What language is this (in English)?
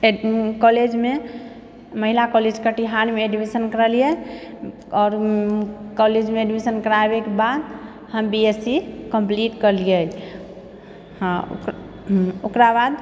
Maithili